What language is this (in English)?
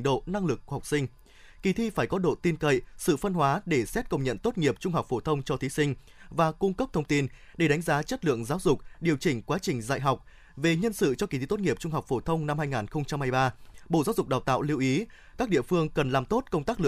Vietnamese